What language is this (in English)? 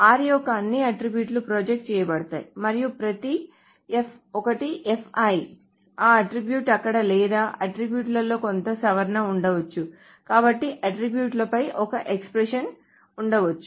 Telugu